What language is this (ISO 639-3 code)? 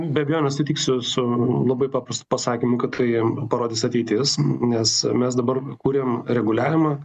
lit